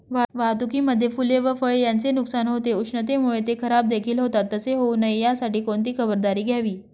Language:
Marathi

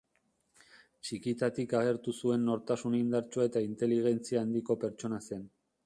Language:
Basque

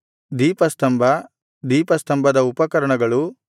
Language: Kannada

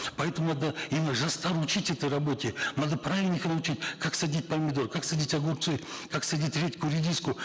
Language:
Kazakh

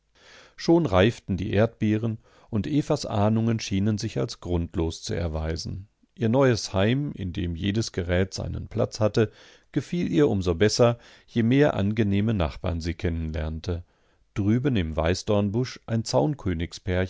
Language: German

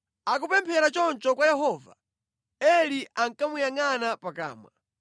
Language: Nyanja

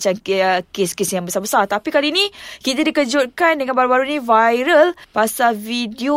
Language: Malay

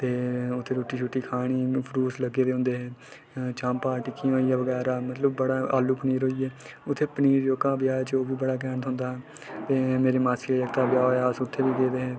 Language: Dogri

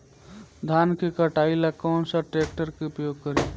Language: Bhojpuri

